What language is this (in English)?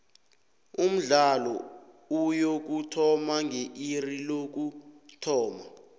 South Ndebele